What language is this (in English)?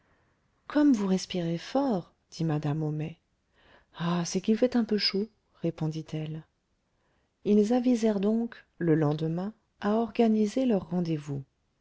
French